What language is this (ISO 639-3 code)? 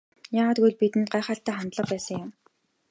mon